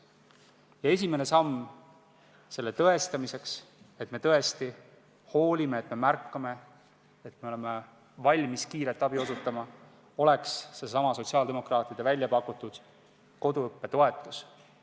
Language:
Estonian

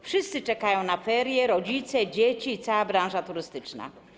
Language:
Polish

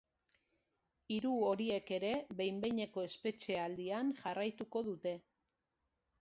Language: Basque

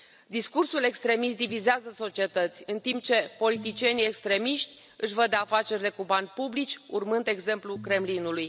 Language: Romanian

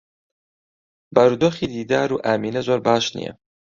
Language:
Central Kurdish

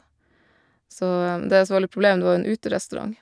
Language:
Norwegian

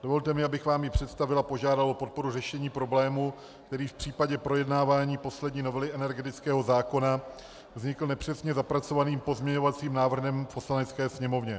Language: Czech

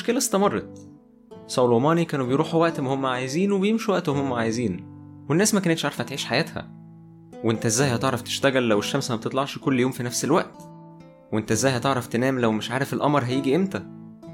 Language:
Arabic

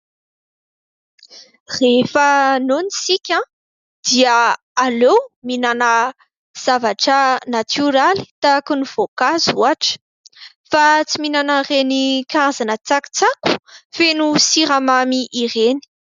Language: Malagasy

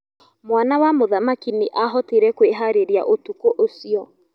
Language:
Kikuyu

